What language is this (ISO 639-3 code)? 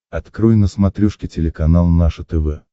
rus